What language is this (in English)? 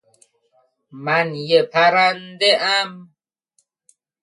Persian